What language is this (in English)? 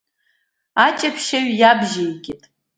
Abkhazian